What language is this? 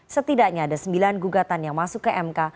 Indonesian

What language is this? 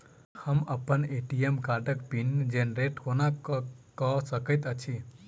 Maithili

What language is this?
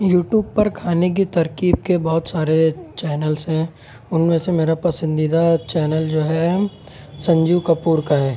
Urdu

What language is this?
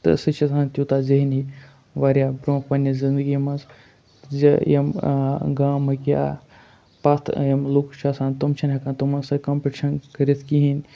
Kashmiri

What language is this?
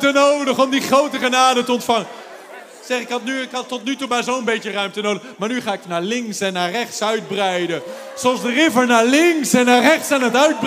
Dutch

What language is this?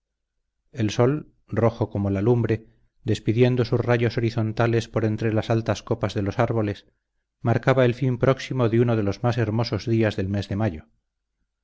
Spanish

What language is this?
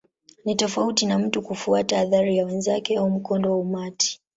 Swahili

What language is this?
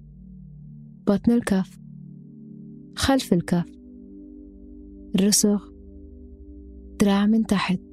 Arabic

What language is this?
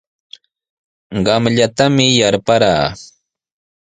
Sihuas Ancash Quechua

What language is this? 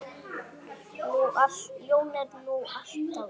Icelandic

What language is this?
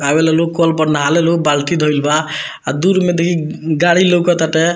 Bhojpuri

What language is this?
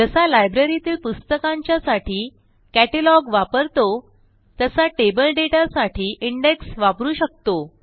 Marathi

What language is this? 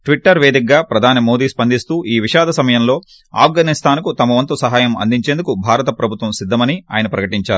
Telugu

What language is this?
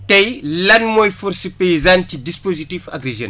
Wolof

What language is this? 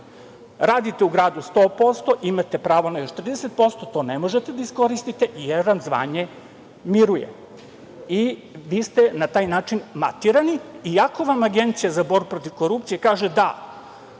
Serbian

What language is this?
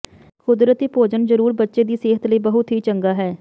Punjabi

